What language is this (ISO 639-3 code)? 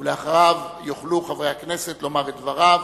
heb